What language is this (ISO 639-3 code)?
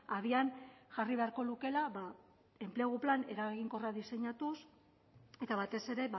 eus